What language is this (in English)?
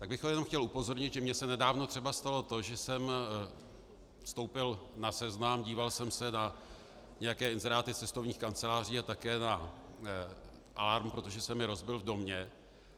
Czech